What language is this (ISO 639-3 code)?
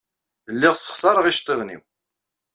kab